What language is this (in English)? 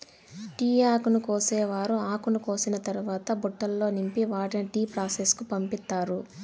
Telugu